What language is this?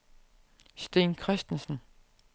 Danish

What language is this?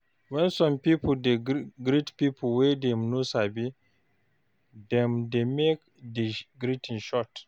Nigerian Pidgin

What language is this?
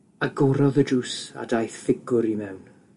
Welsh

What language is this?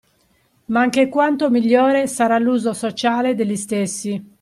Italian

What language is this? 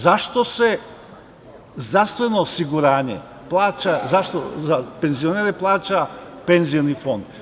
Serbian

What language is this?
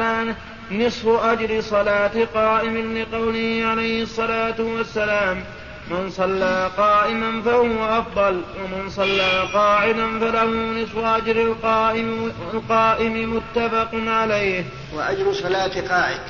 Arabic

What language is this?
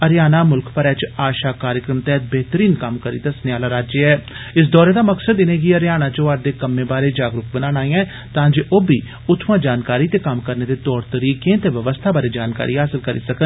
Dogri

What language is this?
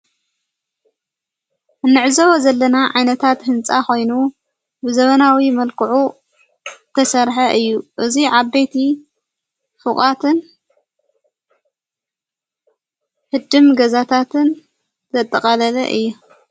Tigrinya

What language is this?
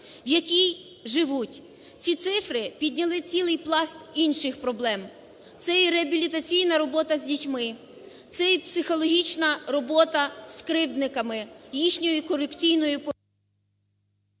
Ukrainian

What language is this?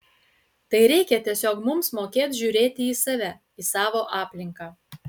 Lithuanian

